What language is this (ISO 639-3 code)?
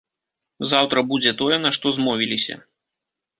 bel